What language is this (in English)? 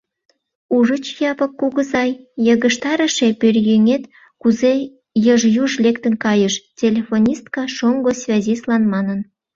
Mari